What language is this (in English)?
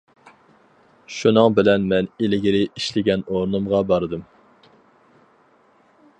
Uyghur